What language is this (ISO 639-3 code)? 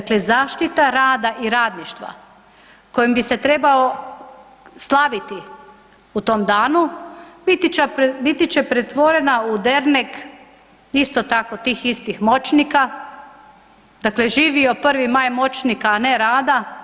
hrv